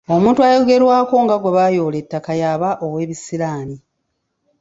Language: Ganda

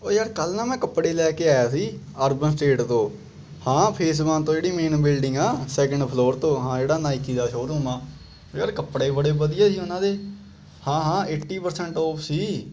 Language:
Punjabi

